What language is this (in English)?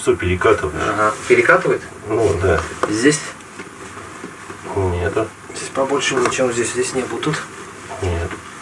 Russian